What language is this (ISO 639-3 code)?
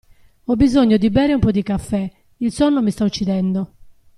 ita